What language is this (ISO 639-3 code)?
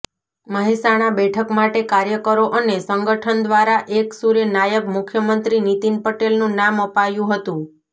guj